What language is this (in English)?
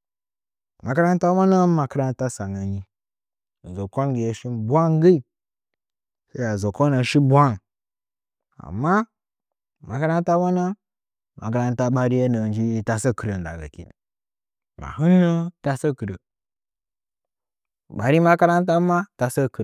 Nzanyi